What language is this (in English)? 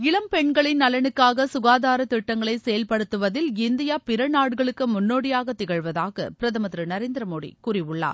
Tamil